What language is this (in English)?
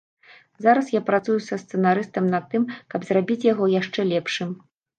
Belarusian